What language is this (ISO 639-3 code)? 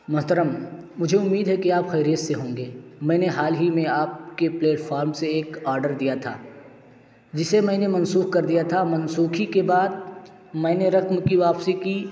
urd